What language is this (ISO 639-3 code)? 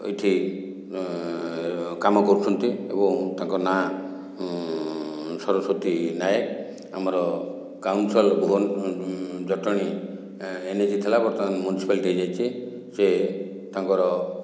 ori